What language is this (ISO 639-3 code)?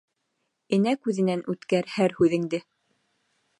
bak